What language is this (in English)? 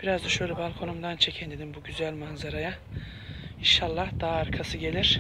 Turkish